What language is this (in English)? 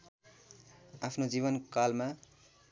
Nepali